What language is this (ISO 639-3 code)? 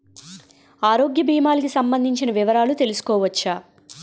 tel